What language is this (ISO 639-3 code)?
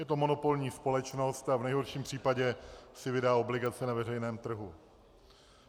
ces